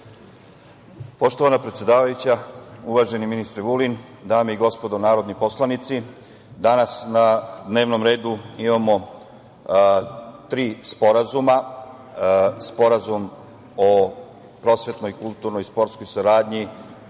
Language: Serbian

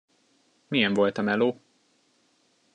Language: Hungarian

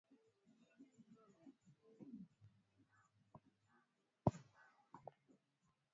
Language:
Swahili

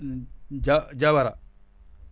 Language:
Wolof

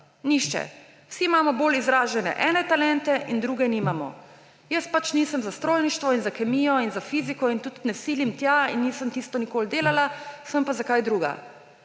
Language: Slovenian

